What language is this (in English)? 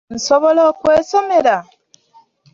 Ganda